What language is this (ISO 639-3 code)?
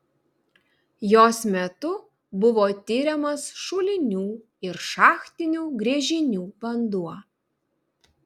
lit